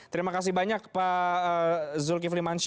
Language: Indonesian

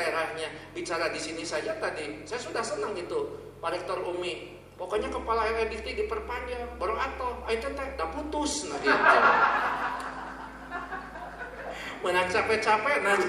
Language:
Indonesian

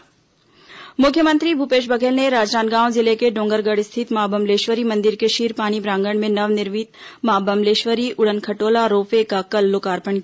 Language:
Hindi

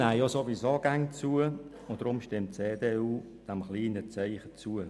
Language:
Swiss German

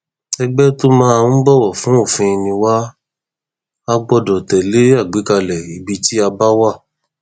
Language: Yoruba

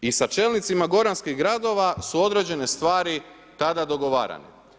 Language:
Croatian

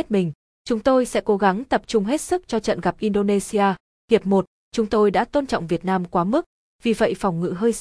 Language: Vietnamese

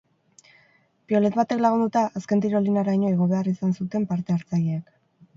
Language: Basque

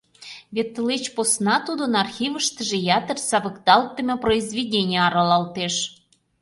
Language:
Mari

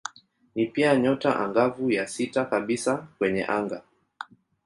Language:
Swahili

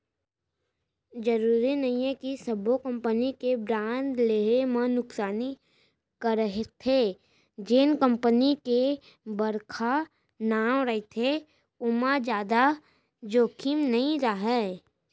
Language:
Chhattisgarhi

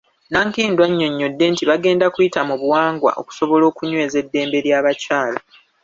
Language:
Ganda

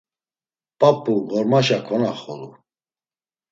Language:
Laz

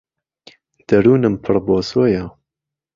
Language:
Central Kurdish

